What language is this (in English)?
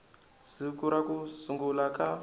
Tsonga